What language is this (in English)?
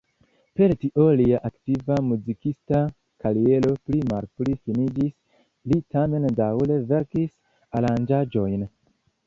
Esperanto